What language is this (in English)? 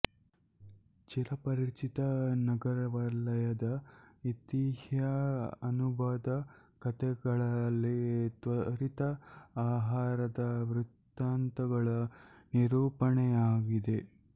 Kannada